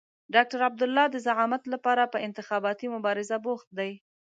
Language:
Pashto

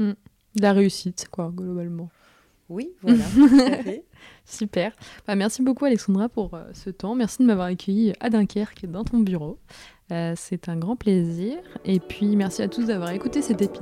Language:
French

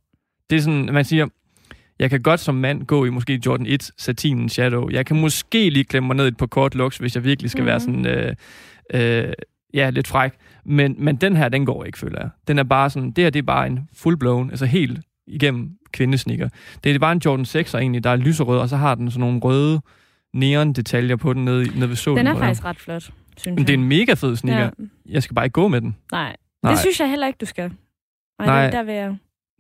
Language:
Danish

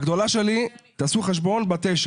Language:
Hebrew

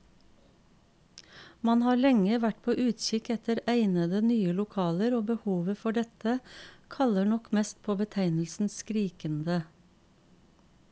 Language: Norwegian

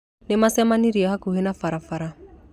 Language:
Kikuyu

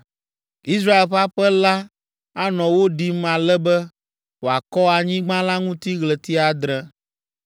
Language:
Ewe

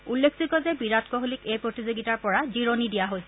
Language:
Assamese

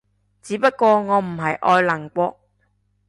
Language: Cantonese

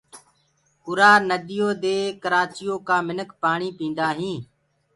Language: Gurgula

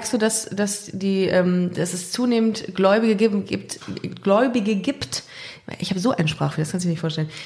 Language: German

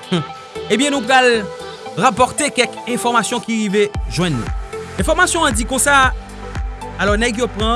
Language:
French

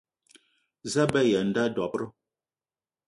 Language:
Eton (Cameroon)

